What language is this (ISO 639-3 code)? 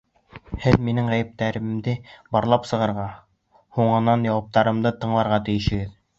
bak